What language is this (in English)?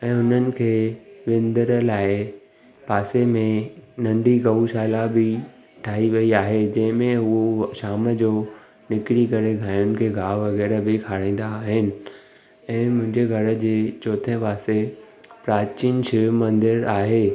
Sindhi